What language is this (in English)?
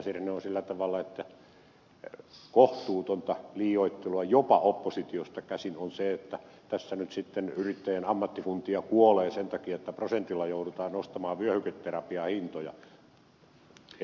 Finnish